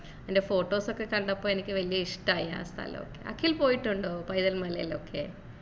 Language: Malayalam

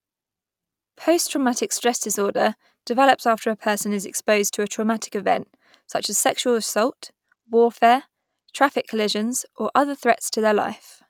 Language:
English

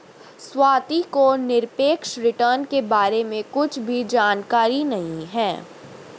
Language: Hindi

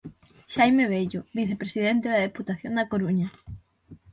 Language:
Galician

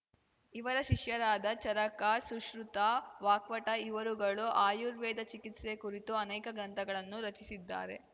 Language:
Kannada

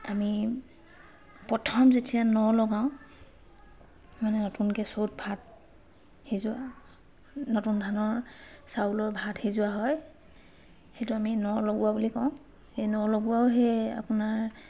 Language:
Assamese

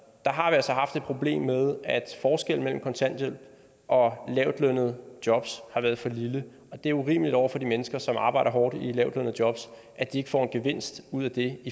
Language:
Danish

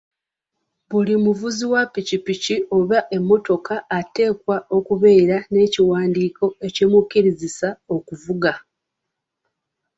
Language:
Ganda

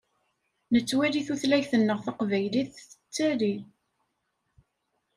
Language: Kabyle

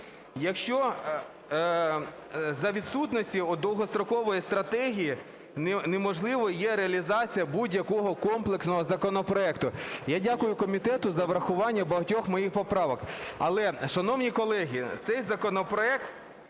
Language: Ukrainian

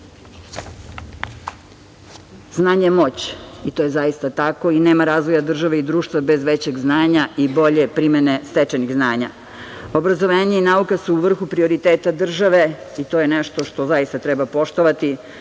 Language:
Serbian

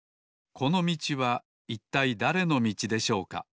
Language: Japanese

